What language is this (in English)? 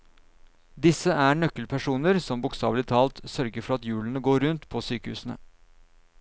Norwegian